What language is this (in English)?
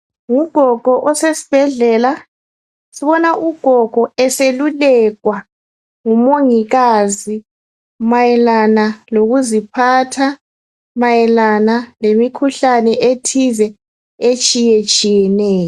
North Ndebele